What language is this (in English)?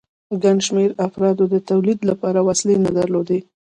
Pashto